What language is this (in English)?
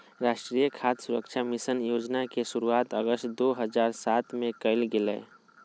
Magahi